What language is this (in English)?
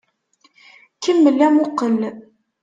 Kabyle